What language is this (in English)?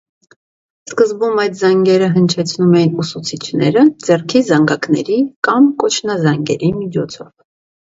Armenian